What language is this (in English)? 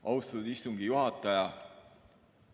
Estonian